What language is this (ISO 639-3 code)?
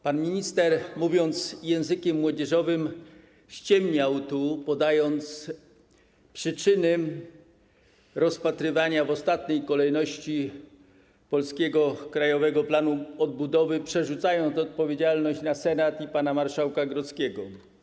pol